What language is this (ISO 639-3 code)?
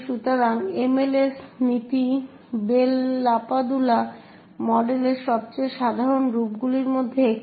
ben